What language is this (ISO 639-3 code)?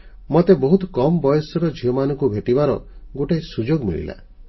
ori